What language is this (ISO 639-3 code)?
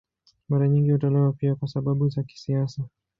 swa